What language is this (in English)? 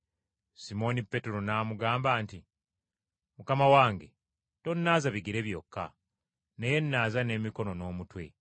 Ganda